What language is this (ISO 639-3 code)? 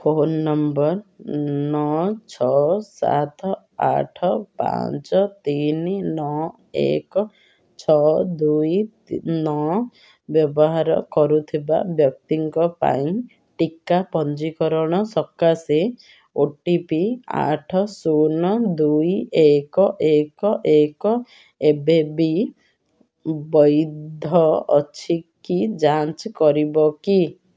ori